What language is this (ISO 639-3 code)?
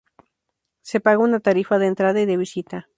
spa